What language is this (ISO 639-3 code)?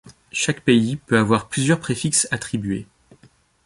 fra